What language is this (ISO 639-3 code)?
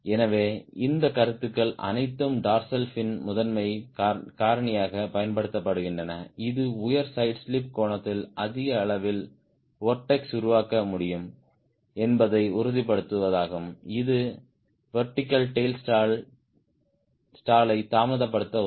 tam